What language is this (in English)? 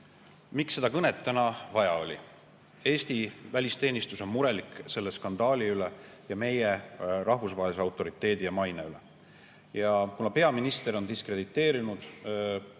Estonian